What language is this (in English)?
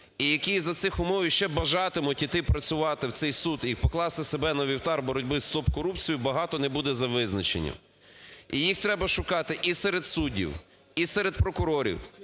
Ukrainian